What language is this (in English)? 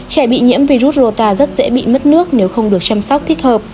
Vietnamese